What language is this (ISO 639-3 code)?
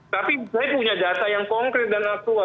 ind